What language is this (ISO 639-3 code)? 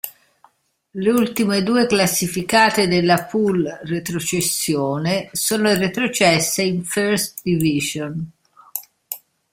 ita